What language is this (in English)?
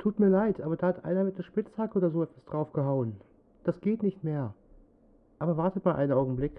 German